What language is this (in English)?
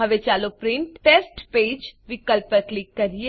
Gujarati